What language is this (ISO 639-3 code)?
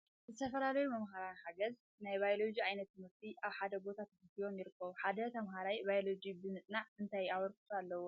tir